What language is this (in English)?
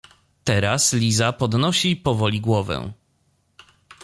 Polish